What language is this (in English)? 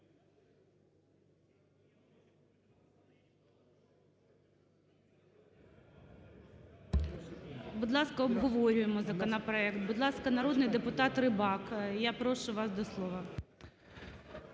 Ukrainian